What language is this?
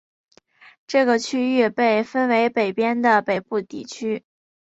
Chinese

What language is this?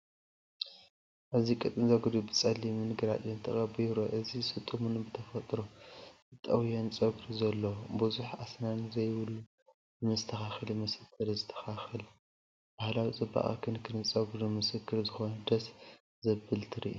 Tigrinya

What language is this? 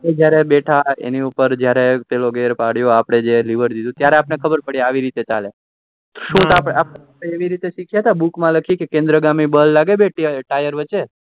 Gujarati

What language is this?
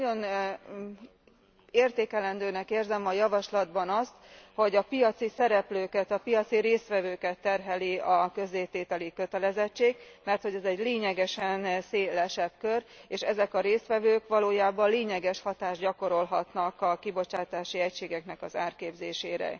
Hungarian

